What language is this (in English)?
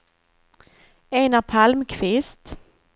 Swedish